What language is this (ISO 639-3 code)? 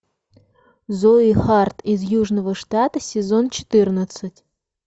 rus